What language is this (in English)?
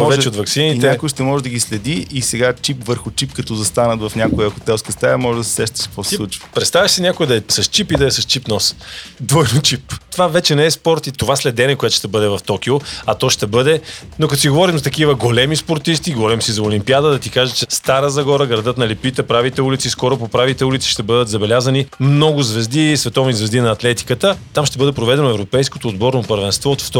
Bulgarian